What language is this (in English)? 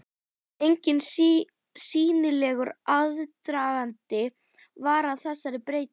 Icelandic